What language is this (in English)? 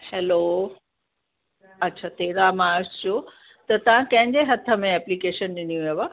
Sindhi